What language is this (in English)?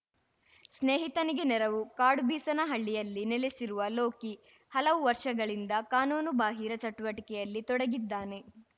Kannada